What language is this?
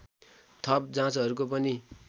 Nepali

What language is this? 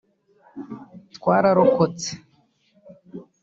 Kinyarwanda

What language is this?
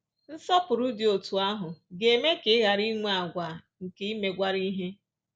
Igbo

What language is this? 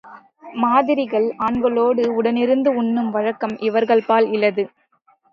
Tamil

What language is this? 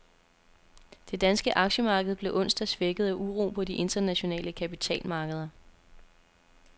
Danish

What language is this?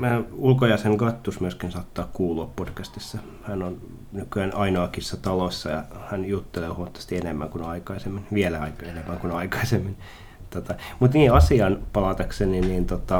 Finnish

